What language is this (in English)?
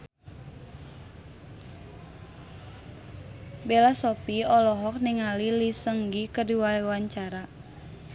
Sundanese